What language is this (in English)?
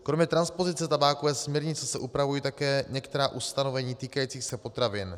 Czech